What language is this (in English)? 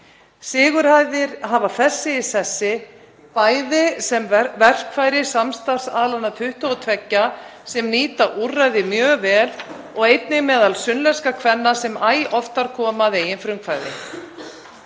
Icelandic